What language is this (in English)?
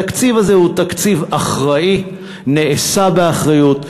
Hebrew